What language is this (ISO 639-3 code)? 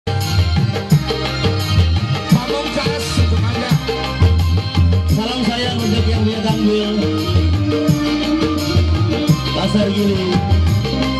ind